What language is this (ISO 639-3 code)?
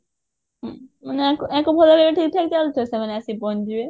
ori